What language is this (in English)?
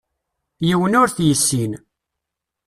Kabyle